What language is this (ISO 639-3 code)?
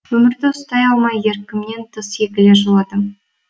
kaz